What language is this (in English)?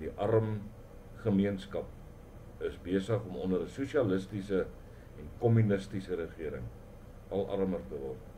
Dutch